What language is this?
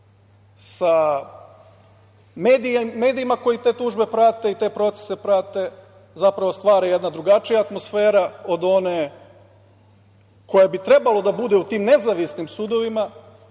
Serbian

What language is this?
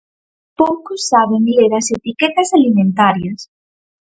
Galician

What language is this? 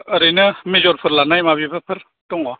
Bodo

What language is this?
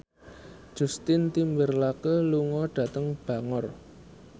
Javanese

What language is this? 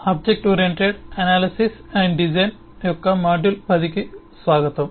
Telugu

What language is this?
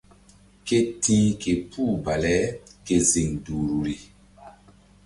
Mbum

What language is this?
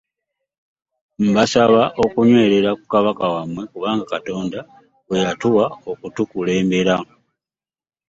Ganda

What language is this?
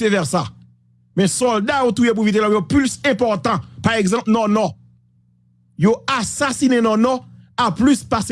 French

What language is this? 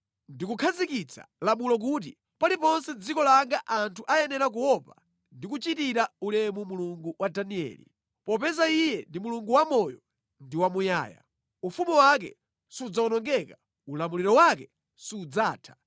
Nyanja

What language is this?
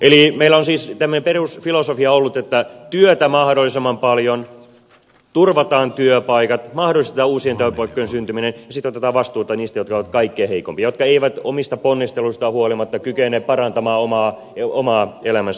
Finnish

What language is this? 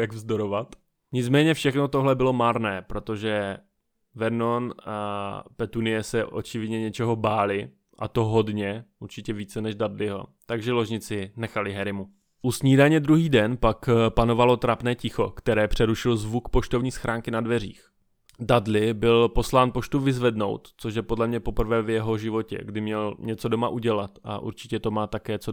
Czech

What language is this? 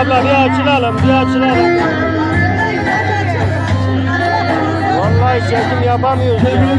Turkish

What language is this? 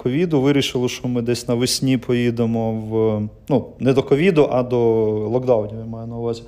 Ukrainian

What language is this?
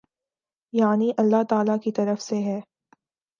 Urdu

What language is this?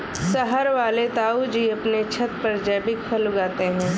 Hindi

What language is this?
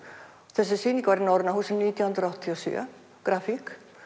Icelandic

